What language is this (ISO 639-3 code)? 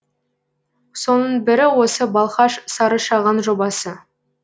kaz